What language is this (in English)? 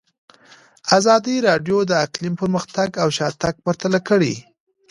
Pashto